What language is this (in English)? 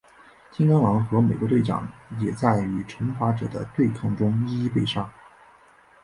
Chinese